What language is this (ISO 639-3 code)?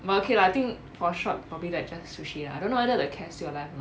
eng